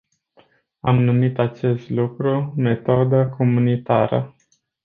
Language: Romanian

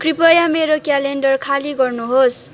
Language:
Nepali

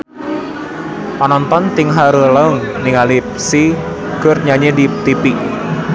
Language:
Sundanese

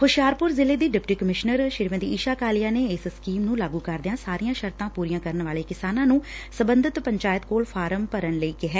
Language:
Punjabi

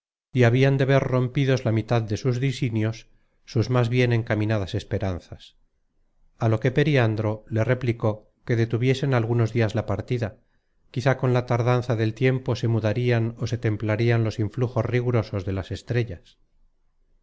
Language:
Spanish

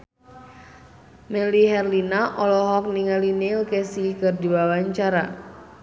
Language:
Sundanese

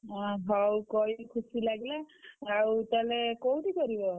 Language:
Odia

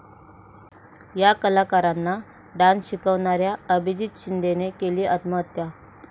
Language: Marathi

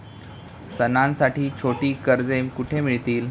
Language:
Marathi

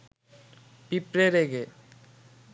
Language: Bangla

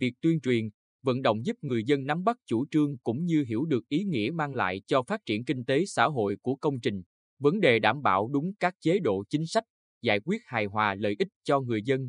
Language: Vietnamese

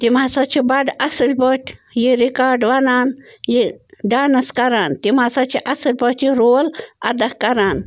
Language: Kashmiri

